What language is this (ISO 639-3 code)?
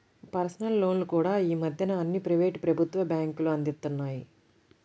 tel